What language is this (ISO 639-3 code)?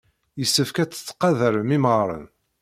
kab